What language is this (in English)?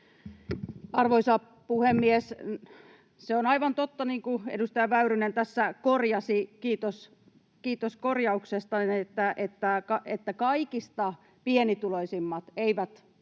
Finnish